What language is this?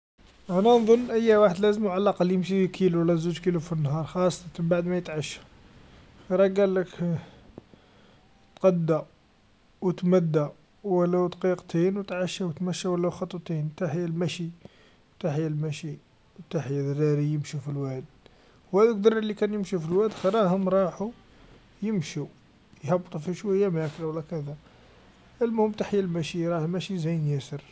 Algerian Arabic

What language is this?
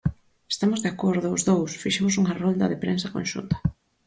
Galician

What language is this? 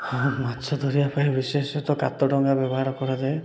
Odia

